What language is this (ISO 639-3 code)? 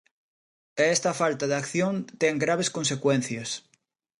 glg